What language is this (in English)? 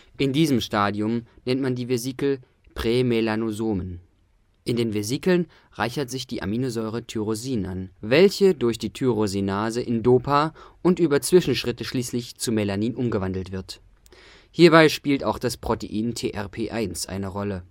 German